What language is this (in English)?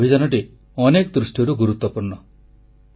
Odia